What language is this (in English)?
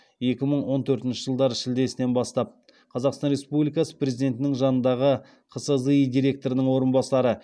Kazakh